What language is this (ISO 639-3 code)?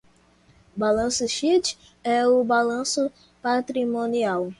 por